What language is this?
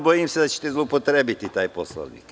Serbian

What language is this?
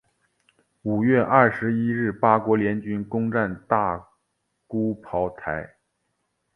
Chinese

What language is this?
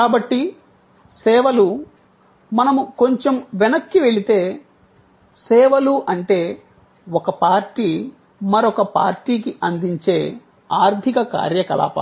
Telugu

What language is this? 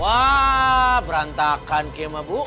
Indonesian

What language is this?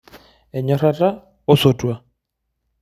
Masai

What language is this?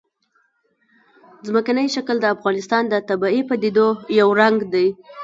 Pashto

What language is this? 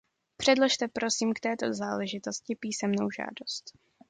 Czech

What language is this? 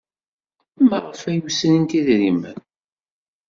Kabyle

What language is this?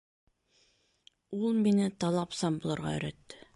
Bashkir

